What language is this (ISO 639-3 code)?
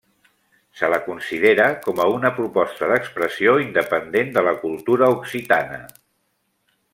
cat